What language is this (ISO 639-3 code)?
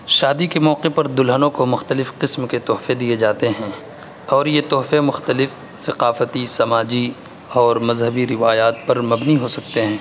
urd